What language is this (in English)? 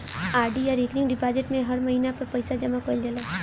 Bhojpuri